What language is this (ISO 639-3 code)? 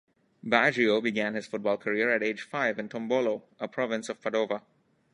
eng